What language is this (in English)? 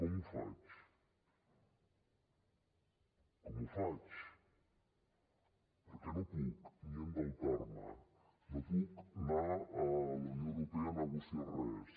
Catalan